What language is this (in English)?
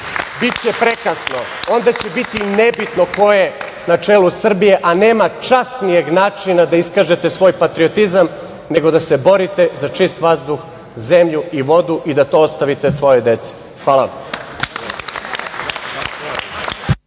Serbian